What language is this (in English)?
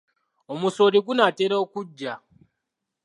Ganda